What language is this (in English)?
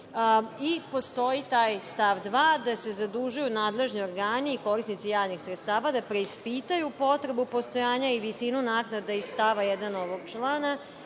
Serbian